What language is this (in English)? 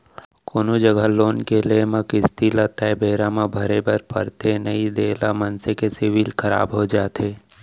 Chhattisgarhi